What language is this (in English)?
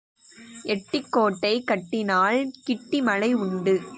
Tamil